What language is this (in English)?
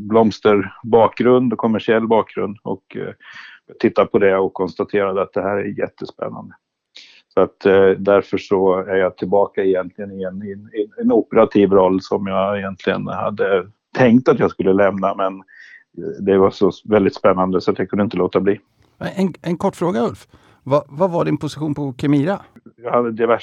Swedish